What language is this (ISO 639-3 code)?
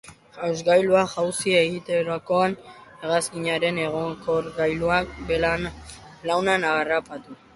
eus